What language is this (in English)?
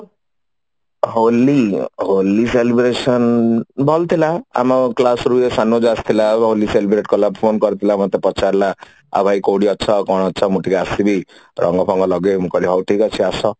Odia